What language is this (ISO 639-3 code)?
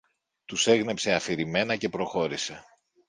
ell